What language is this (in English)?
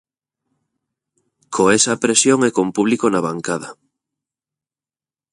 Galician